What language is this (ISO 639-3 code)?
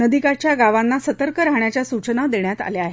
mar